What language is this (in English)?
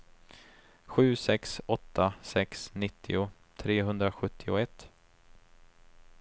Swedish